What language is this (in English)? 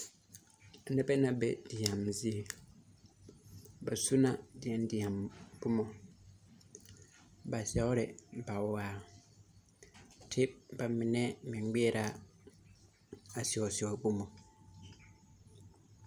Southern Dagaare